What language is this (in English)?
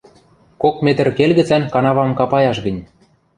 Western Mari